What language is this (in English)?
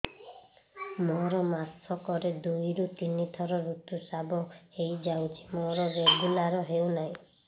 Odia